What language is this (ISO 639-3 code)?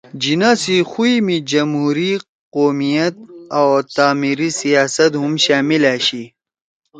trw